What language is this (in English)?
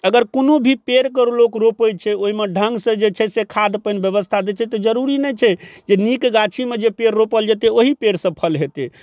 Maithili